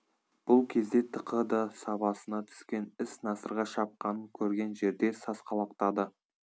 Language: Kazakh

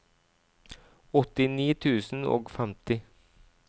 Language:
Norwegian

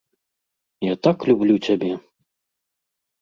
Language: Belarusian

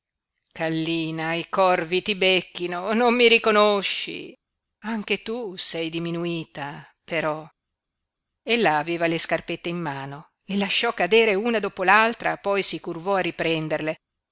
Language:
Italian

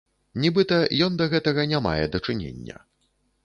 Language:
Belarusian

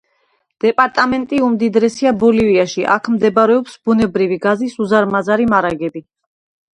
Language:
Georgian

